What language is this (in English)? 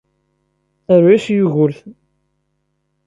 Kabyle